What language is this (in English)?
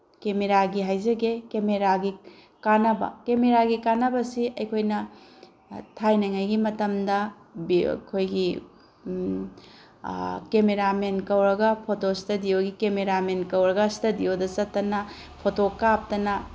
Manipuri